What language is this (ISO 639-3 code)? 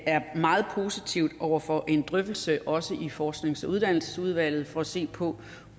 dan